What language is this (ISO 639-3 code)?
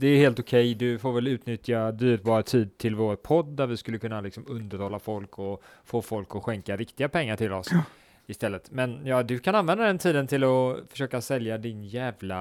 swe